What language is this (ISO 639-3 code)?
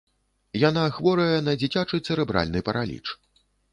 bel